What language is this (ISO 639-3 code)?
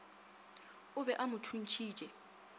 nso